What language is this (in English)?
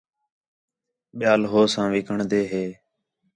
Khetrani